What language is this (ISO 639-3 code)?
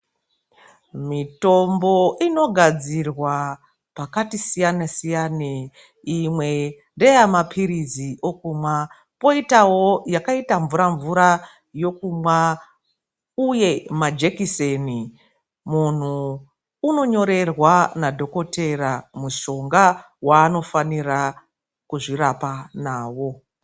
ndc